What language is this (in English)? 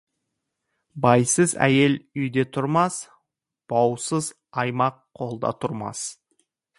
Kazakh